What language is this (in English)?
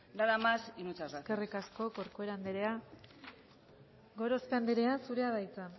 Basque